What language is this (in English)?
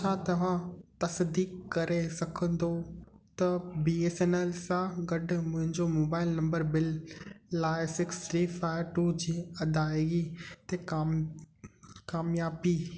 Sindhi